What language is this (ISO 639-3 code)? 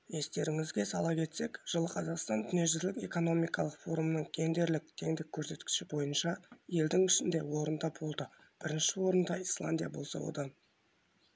kaz